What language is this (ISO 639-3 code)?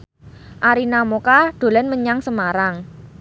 jav